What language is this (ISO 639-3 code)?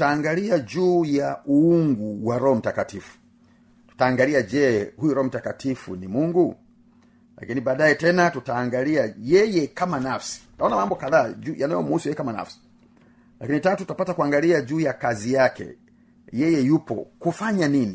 swa